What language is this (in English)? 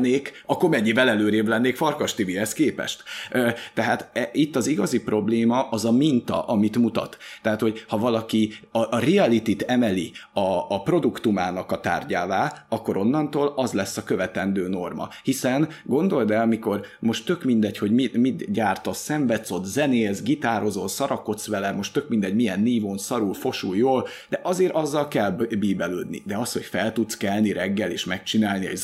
Hungarian